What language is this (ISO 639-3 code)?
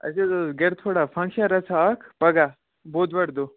kas